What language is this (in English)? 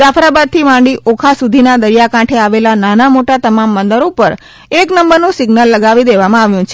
Gujarati